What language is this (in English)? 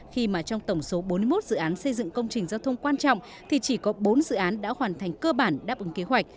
Vietnamese